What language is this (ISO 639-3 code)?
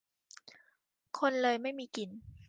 tha